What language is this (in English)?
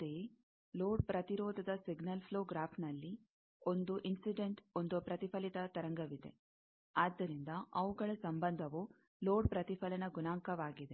Kannada